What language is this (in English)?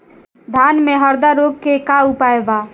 Bhojpuri